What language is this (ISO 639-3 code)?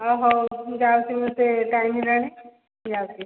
ori